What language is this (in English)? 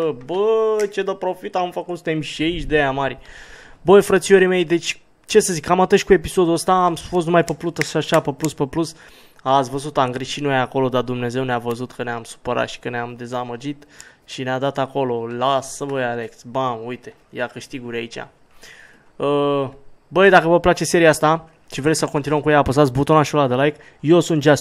Romanian